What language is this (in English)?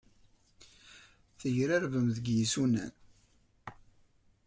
Kabyle